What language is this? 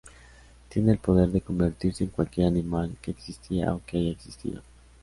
Spanish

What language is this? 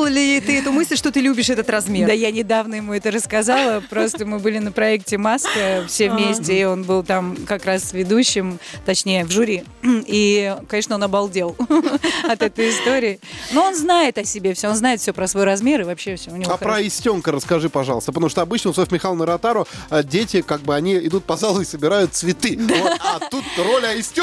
Russian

